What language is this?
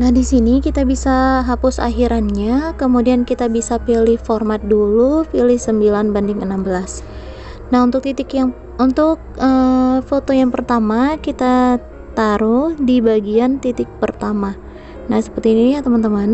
Indonesian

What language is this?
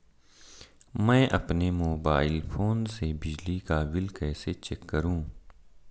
Hindi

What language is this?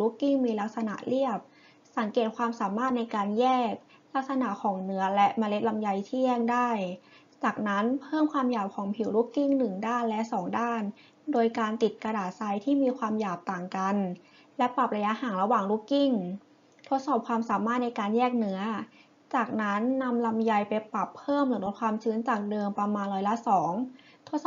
Thai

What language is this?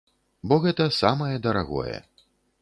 Belarusian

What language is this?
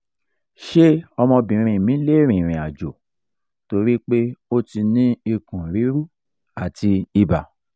Yoruba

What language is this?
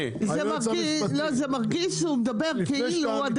Hebrew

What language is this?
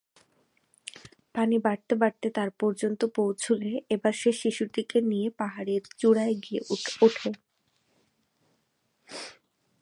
Bangla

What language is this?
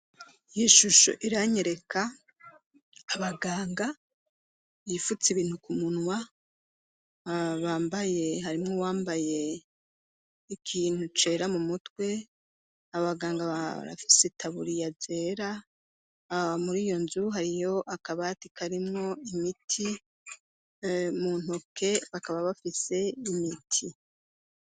Rundi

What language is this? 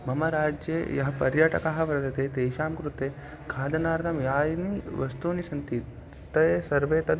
Sanskrit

